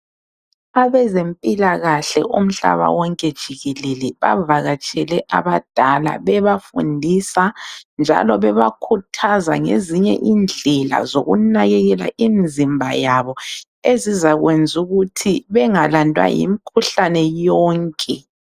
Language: North Ndebele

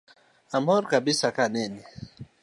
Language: Luo (Kenya and Tanzania)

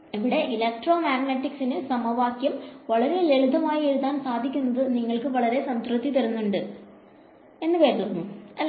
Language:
Malayalam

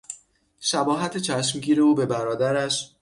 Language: Persian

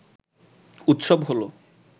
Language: Bangla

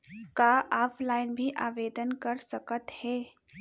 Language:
Chhattisgarhi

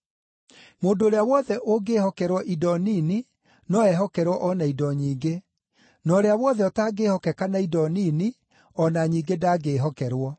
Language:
Kikuyu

